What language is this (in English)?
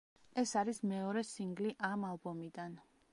Georgian